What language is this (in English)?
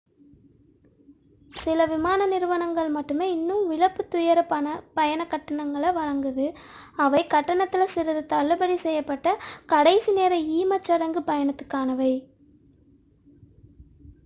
Tamil